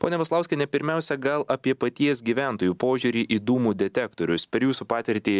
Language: Lithuanian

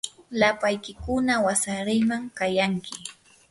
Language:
Yanahuanca Pasco Quechua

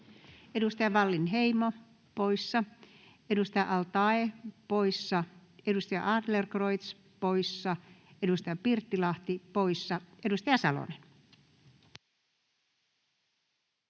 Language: Finnish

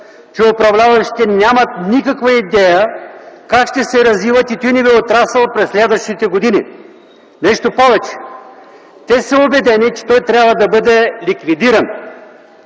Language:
Bulgarian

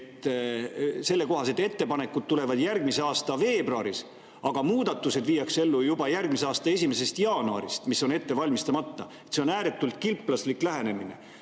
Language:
Estonian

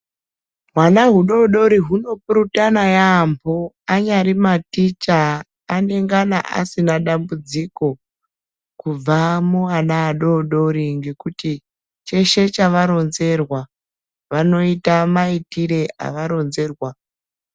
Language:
Ndau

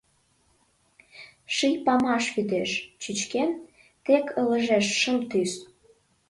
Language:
Mari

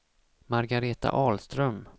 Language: Swedish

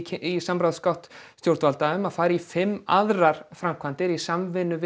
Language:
Icelandic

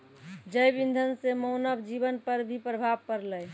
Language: Maithili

